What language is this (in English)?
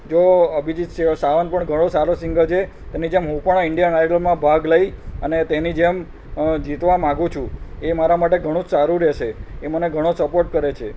Gujarati